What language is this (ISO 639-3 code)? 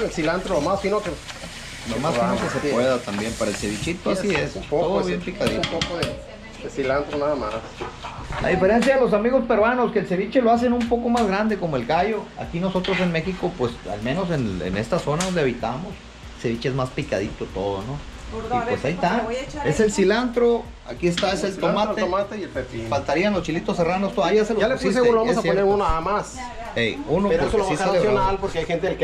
spa